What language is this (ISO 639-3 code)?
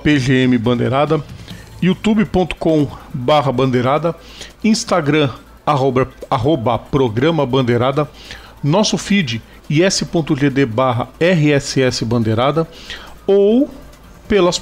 por